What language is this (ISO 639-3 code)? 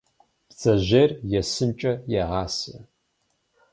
kbd